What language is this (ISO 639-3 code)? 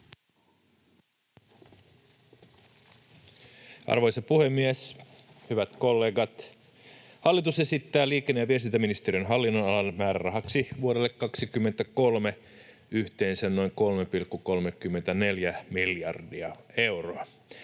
fin